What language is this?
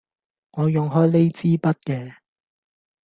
Cantonese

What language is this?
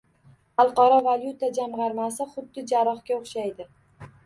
Uzbek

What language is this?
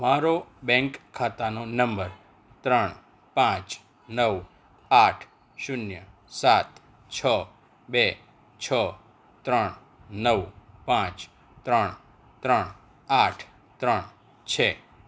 Gujarati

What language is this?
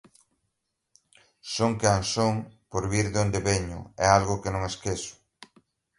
Galician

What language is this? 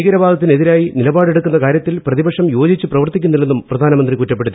Malayalam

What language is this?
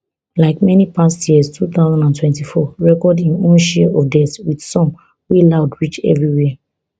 Nigerian Pidgin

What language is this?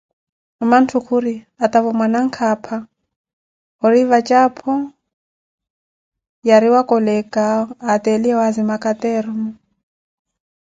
Koti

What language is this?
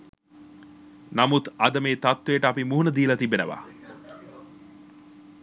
Sinhala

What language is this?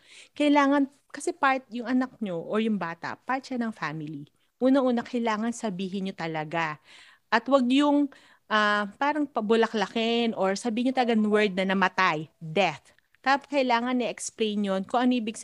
Filipino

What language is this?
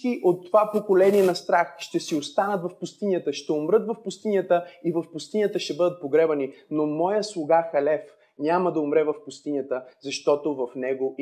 Bulgarian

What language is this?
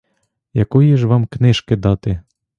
Ukrainian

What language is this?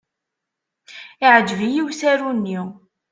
Kabyle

